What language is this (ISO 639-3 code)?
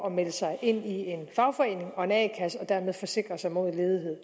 dan